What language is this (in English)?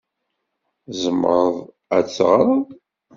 Kabyle